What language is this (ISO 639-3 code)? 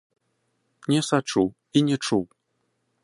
bel